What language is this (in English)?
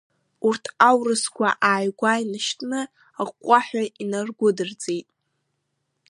Abkhazian